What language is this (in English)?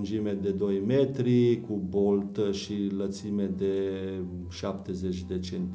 Romanian